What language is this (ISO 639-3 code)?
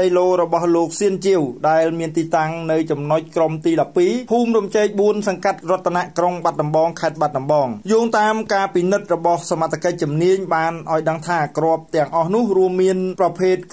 tha